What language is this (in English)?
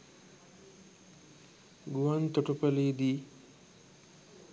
Sinhala